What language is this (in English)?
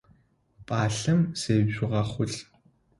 Adyghe